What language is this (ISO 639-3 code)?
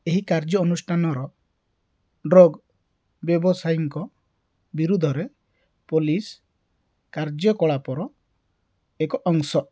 ori